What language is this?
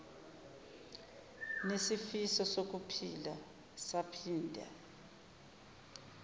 Zulu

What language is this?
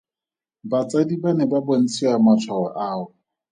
Tswana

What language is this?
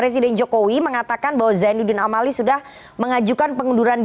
Indonesian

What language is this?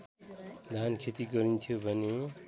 Nepali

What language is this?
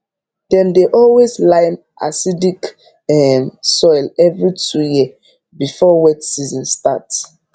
Nigerian Pidgin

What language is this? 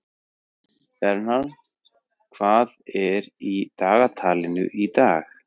Icelandic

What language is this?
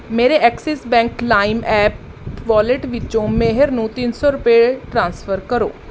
Punjabi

